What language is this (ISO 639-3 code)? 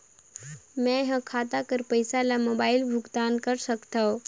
hne